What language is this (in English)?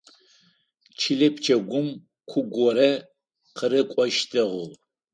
Adyghe